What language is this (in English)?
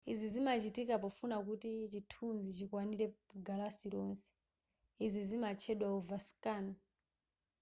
Nyanja